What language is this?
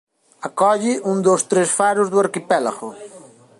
Galician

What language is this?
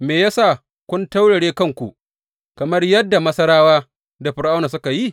Hausa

